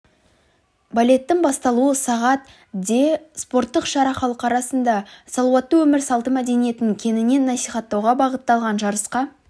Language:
Kazakh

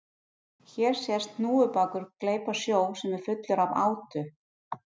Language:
Icelandic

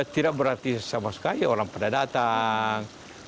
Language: Indonesian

